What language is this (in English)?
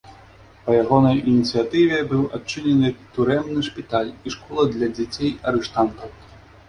Belarusian